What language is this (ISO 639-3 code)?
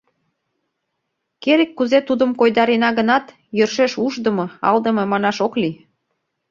chm